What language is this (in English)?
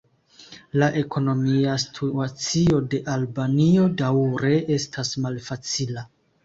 Esperanto